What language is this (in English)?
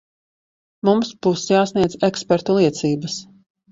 Latvian